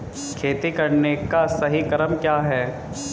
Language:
Hindi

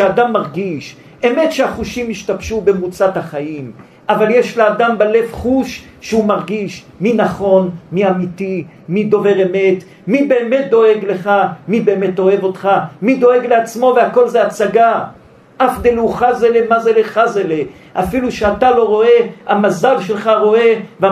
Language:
Hebrew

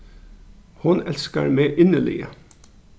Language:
Faroese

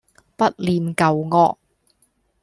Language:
Cantonese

